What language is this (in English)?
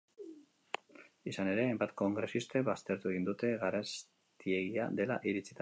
Basque